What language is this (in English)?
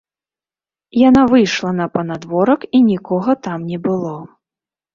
Belarusian